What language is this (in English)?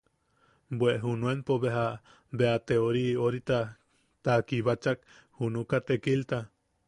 Yaqui